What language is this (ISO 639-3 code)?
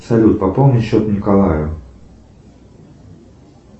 rus